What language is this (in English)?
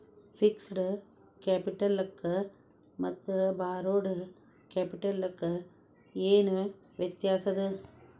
Kannada